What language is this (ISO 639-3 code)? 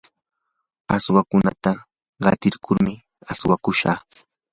qur